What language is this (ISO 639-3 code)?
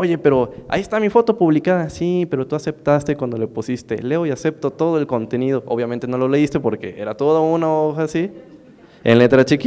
spa